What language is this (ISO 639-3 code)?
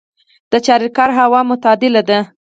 pus